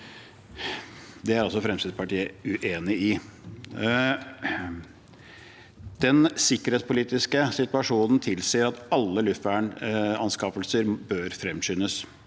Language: Norwegian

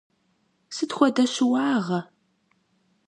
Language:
Kabardian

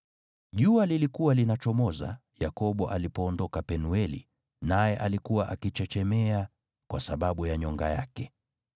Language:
Swahili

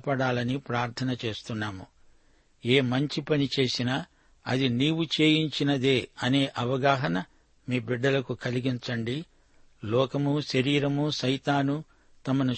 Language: Telugu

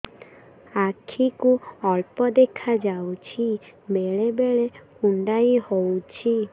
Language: Odia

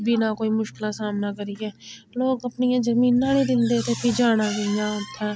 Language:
Dogri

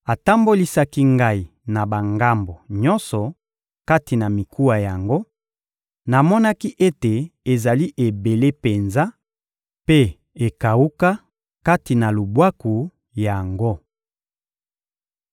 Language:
Lingala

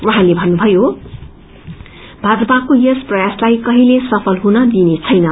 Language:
Nepali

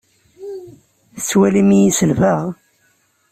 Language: Kabyle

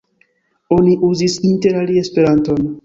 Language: Esperanto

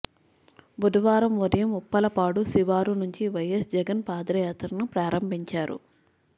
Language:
Telugu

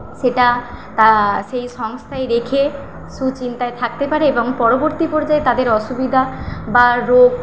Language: Bangla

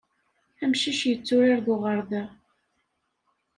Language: Kabyle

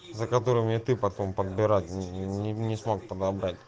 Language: Russian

